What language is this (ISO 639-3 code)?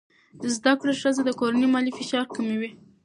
pus